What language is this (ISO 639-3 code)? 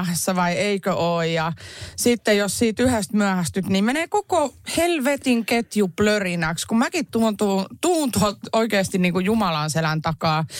fin